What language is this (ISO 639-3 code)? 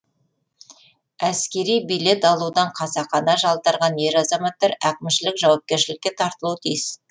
kaz